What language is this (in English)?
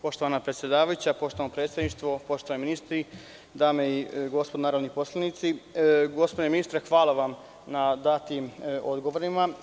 Serbian